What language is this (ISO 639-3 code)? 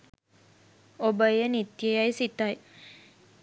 sin